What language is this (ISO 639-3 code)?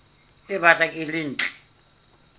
sot